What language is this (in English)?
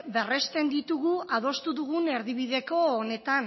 Basque